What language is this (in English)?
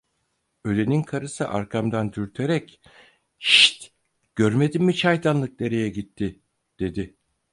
Turkish